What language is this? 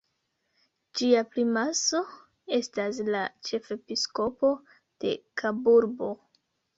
Esperanto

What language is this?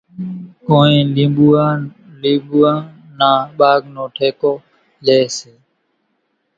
Kachi Koli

